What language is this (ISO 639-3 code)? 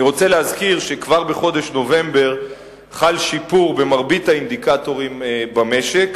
heb